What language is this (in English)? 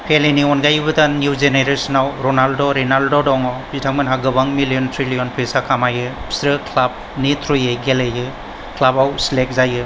Bodo